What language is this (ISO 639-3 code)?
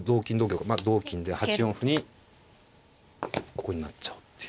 jpn